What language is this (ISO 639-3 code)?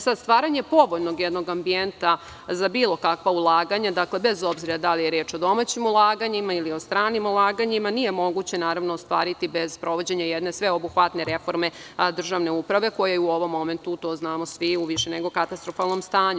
srp